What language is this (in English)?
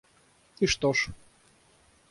Russian